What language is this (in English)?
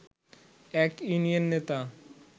Bangla